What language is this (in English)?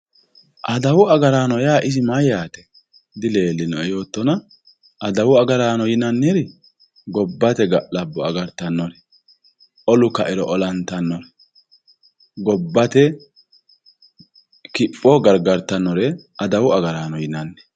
Sidamo